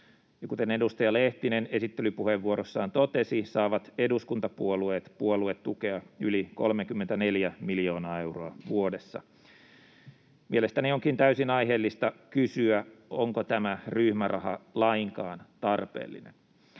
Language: Finnish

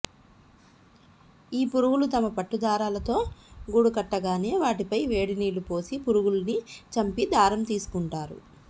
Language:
Telugu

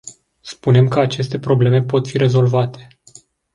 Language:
Romanian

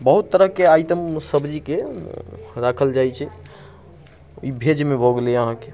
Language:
Maithili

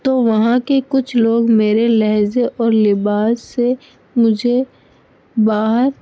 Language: Urdu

